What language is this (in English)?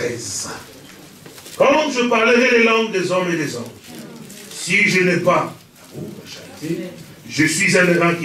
French